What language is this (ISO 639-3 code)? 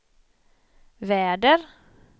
swe